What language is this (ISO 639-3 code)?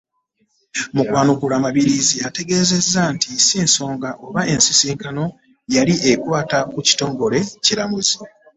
lug